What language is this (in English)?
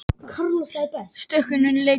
Icelandic